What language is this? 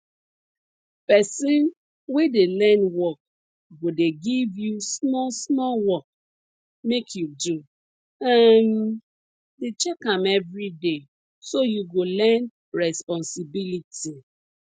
Nigerian Pidgin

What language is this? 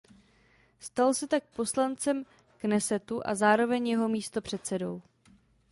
Czech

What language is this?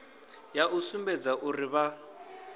Venda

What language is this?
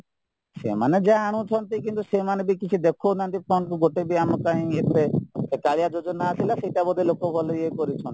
Odia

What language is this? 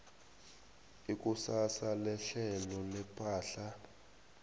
South Ndebele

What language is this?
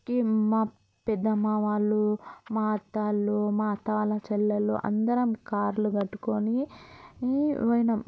Telugu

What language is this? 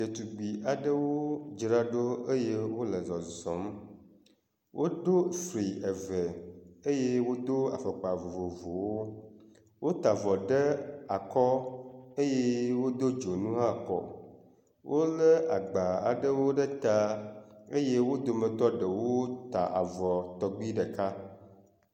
Ewe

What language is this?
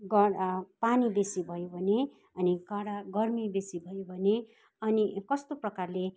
Nepali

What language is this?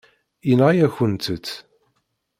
Kabyle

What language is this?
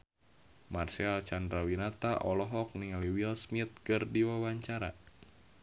Sundanese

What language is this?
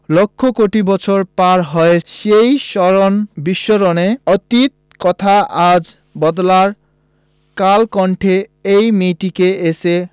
Bangla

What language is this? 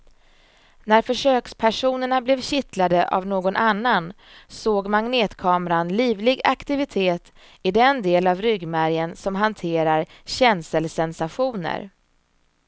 Swedish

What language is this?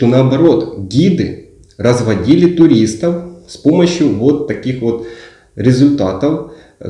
Russian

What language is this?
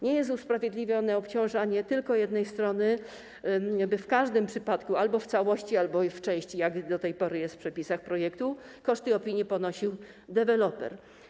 Polish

